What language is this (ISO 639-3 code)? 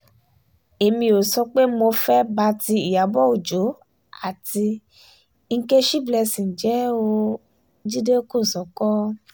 yor